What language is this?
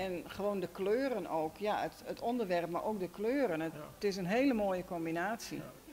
Dutch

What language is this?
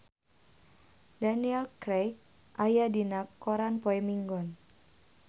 Sundanese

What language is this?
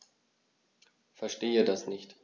German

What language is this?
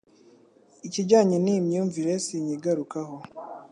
Kinyarwanda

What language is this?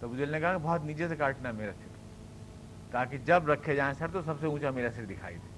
Urdu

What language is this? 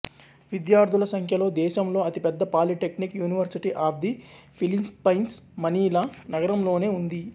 Telugu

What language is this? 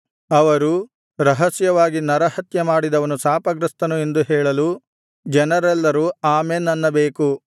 Kannada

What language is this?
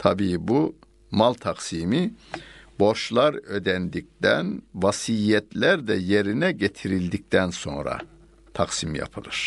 Turkish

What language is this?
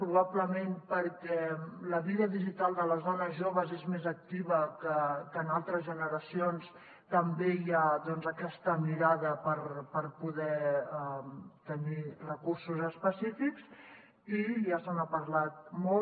Catalan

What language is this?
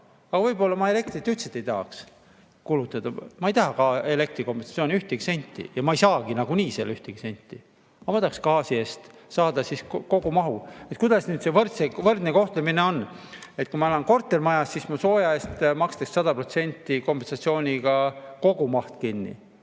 Estonian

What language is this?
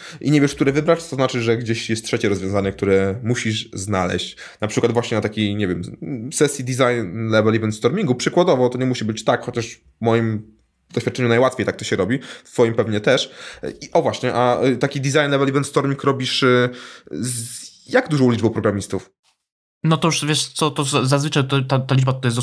Polish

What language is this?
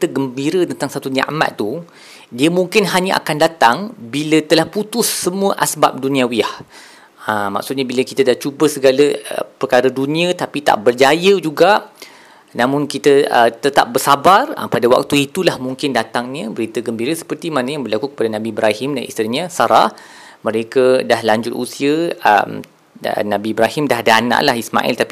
Malay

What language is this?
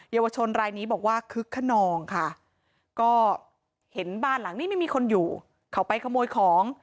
Thai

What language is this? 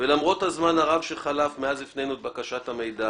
Hebrew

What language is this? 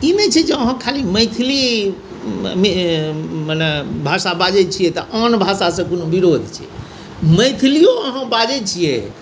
Maithili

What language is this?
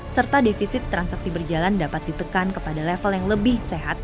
Indonesian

